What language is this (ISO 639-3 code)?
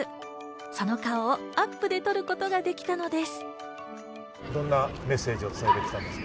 jpn